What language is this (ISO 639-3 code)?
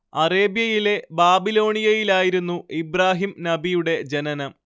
mal